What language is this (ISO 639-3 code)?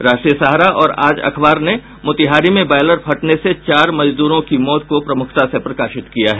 hin